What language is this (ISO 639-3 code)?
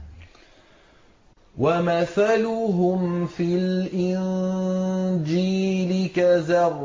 ara